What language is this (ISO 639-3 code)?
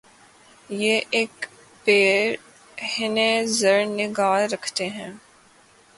urd